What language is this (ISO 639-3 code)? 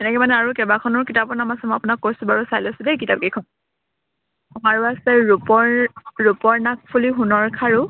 asm